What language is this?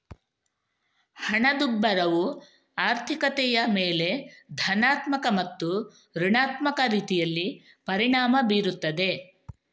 Kannada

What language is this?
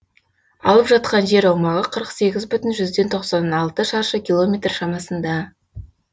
Kazakh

